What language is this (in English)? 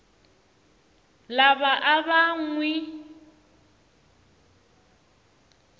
Tsonga